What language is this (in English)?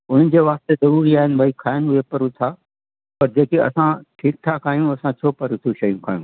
Sindhi